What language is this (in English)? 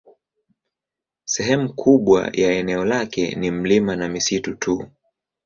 Swahili